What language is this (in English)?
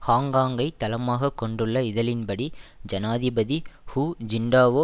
Tamil